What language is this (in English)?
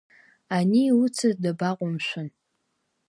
Abkhazian